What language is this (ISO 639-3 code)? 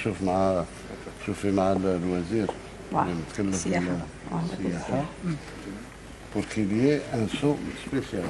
ara